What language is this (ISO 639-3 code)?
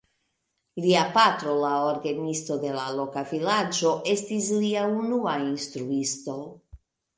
epo